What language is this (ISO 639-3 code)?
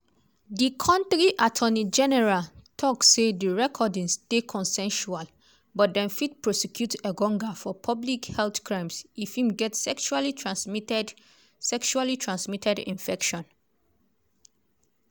pcm